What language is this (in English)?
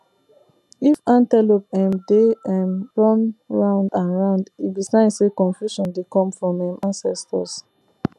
Nigerian Pidgin